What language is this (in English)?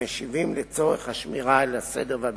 Hebrew